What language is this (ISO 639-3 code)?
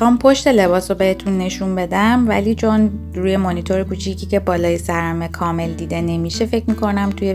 fas